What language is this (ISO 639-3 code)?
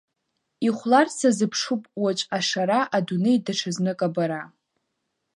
abk